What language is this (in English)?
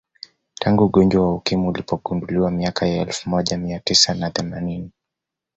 Swahili